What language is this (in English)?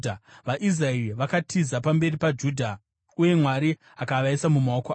Shona